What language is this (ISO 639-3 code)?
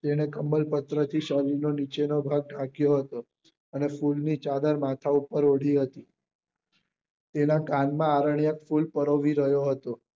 guj